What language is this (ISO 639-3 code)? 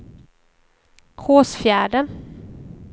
swe